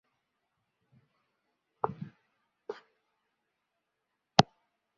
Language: Chinese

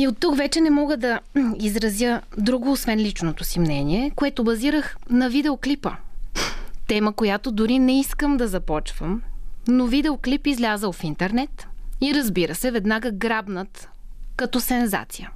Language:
Bulgarian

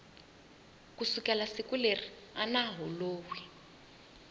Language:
Tsonga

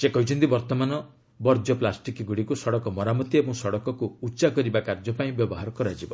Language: Odia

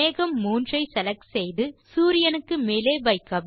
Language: Tamil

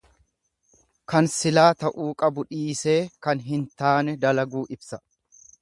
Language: Oromo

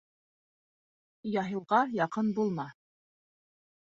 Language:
Bashkir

